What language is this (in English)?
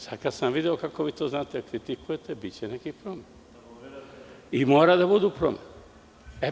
Serbian